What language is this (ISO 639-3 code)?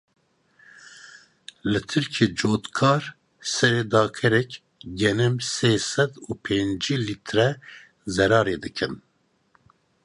kur